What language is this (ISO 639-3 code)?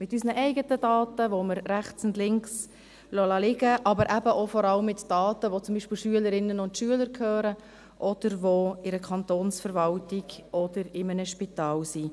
gsw